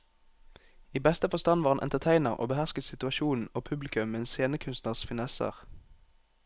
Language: Norwegian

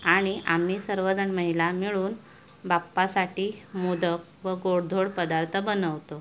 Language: Marathi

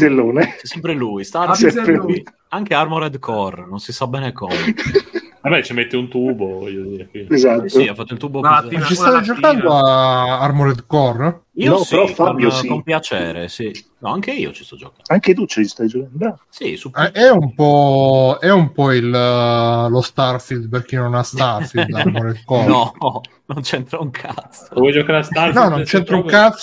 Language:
Italian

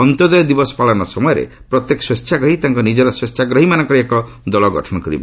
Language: Odia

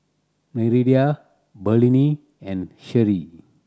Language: English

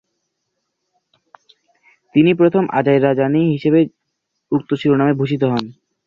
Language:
Bangla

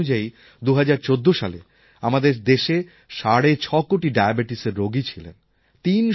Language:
Bangla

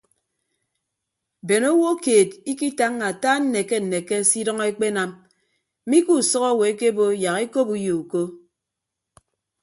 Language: Ibibio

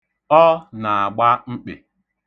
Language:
Igbo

